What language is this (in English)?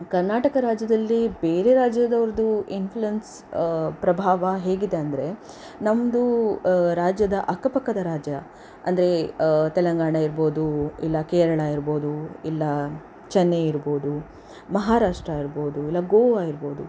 Kannada